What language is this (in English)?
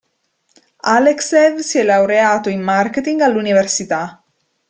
Italian